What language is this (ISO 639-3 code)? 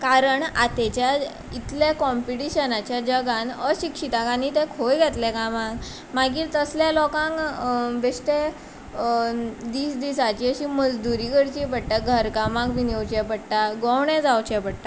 kok